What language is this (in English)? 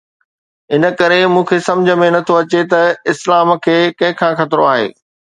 Sindhi